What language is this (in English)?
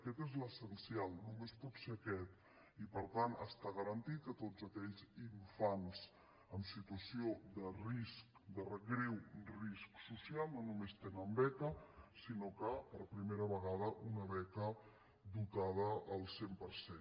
Catalan